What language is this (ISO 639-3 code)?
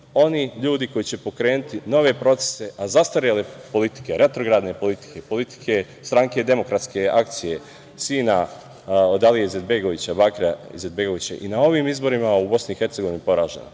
srp